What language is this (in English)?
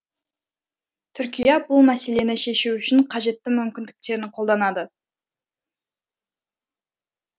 Kazakh